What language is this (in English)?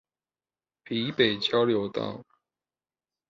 Chinese